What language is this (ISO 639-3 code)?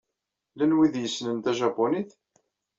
kab